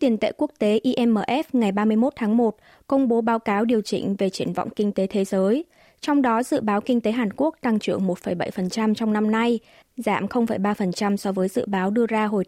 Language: Vietnamese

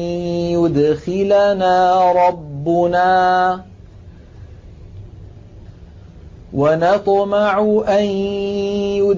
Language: Arabic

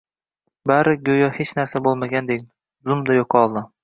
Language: Uzbek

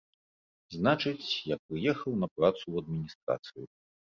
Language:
Belarusian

